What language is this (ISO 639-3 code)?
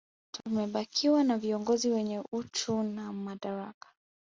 swa